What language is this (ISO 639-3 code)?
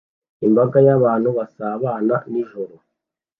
kin